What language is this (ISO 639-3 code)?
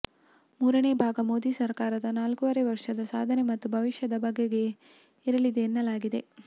kan